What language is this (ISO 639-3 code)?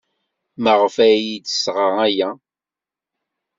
kab